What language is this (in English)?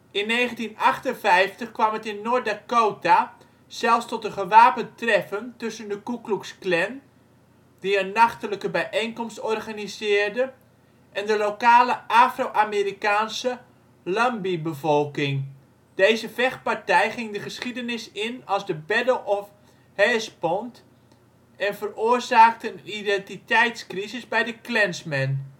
Dutch